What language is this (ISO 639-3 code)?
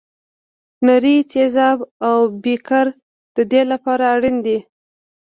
pus